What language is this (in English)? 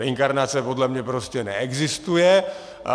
Czech